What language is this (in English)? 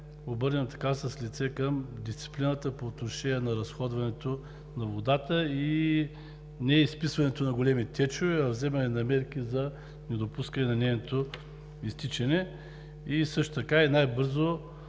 Bulgarian